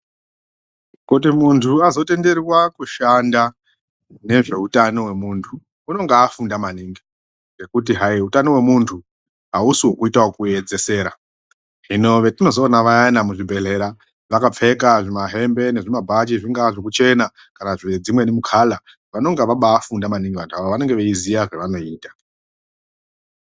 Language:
Ndau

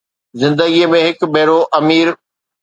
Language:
Sindhi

